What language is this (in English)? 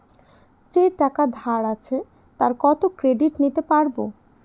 Bangla